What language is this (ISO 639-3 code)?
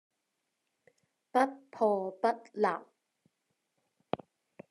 yue